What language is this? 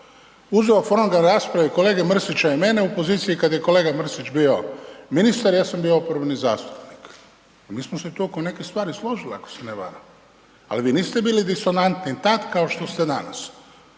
Croatian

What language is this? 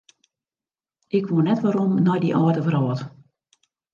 Western Frisian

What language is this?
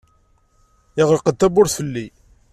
Kabyle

